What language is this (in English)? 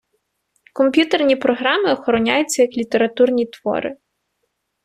Ukrainian